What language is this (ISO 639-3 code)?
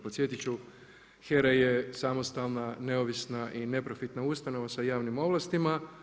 hrv